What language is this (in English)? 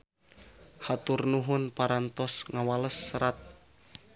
Sundanese